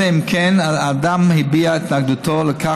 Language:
Hebrew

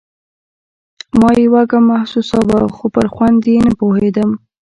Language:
Pashto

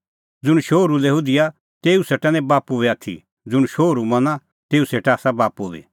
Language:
Kullu Pahari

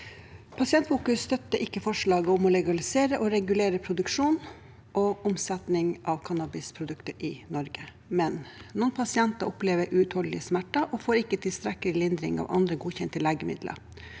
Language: Norwegian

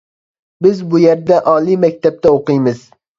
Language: Uyghur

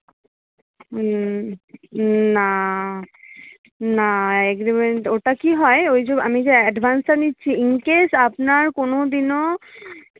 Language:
Bangla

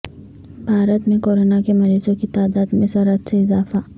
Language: Urdu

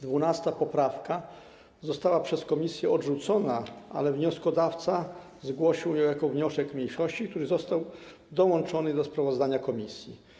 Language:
Polish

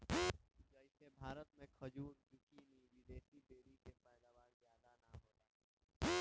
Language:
Bhojpuri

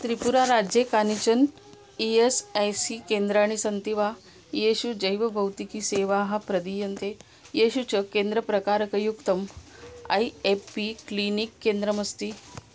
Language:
Sanskrit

